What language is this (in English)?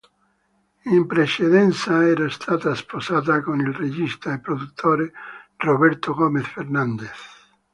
Italian